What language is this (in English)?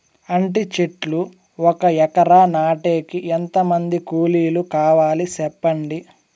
Telugu